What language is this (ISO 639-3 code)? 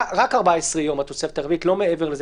heb